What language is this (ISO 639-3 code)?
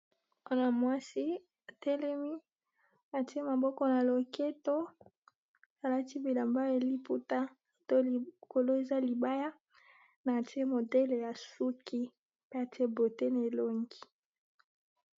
lin